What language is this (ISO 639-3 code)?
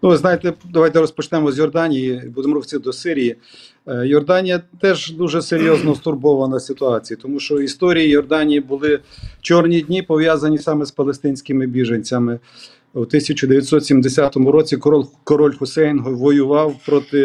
ukr